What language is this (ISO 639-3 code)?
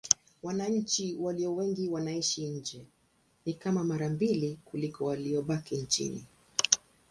swa